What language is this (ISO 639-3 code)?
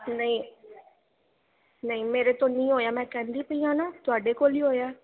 pan